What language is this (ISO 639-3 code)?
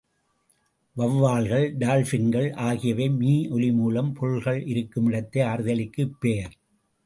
tam